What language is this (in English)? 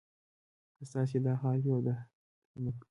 Pashto